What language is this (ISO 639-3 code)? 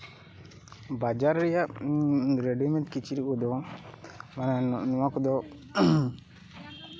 sat